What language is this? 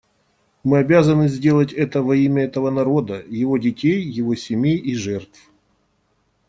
Russian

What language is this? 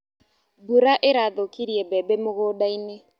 Kikuyu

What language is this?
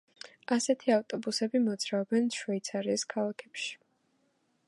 Georgian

